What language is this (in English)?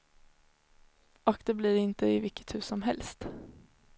Swedish